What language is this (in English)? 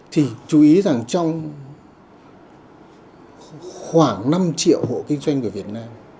Vietnamese